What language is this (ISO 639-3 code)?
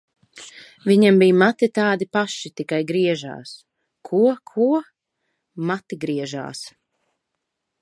lav